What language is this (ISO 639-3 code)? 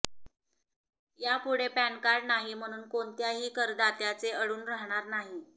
mar